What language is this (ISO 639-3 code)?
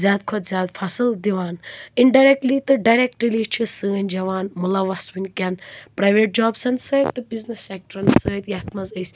kas